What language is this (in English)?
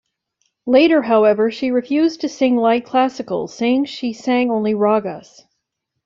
English